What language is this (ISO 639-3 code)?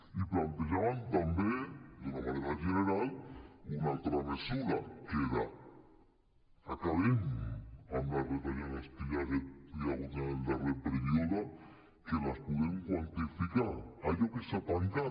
cat